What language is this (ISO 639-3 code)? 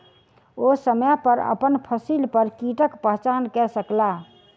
mai